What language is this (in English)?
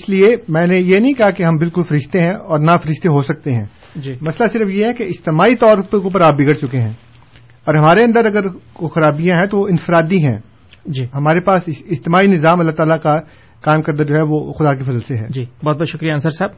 Urdu